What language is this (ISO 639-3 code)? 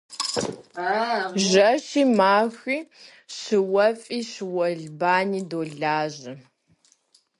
kbd